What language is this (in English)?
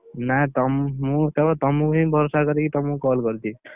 Odia